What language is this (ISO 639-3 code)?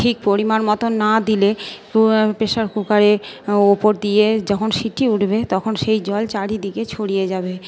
ben